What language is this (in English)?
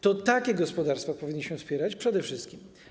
Polish